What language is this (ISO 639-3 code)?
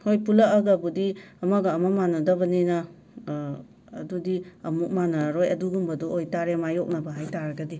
mni